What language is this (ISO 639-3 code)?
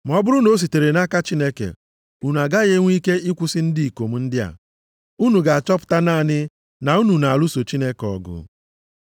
ibo